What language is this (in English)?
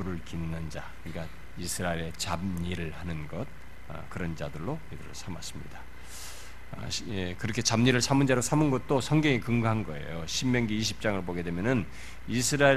Korean